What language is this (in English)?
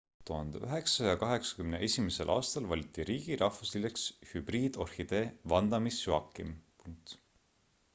Estonian